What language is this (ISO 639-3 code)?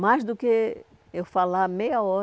por